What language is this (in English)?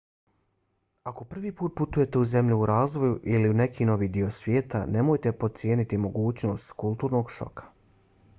Bosnian